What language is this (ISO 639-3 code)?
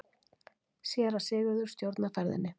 isl